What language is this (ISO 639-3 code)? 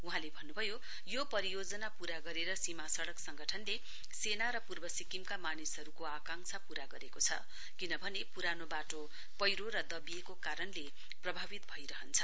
nep